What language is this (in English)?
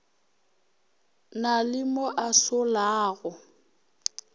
Northern Sotho